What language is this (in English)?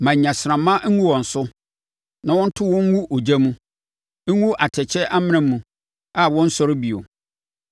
Akan